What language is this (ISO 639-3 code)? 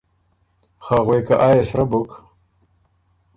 oru